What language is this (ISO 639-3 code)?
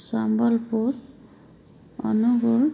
ori